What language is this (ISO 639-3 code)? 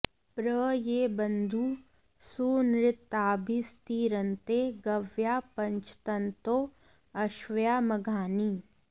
san